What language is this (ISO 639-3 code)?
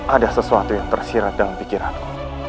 ind